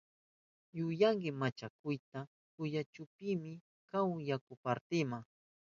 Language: Southern Pastaza Quechua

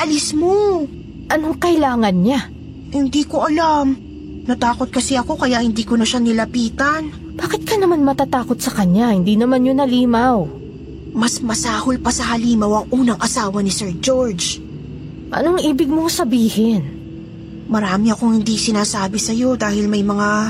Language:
Filipino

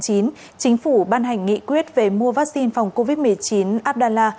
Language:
Vietnamese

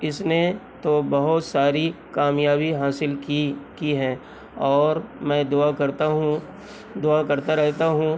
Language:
Urdu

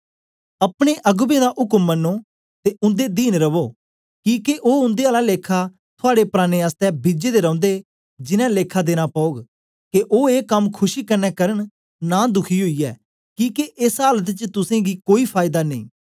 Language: Dogri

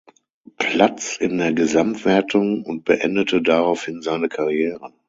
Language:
German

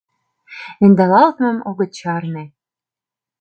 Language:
Mari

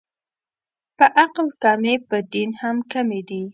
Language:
Pashto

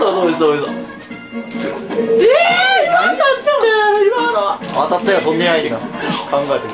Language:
Japanese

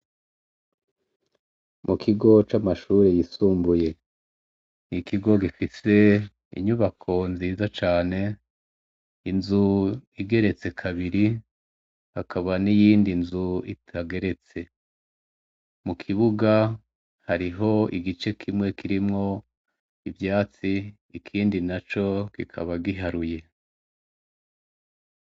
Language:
Rundi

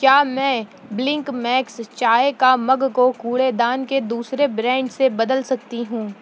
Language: Urdu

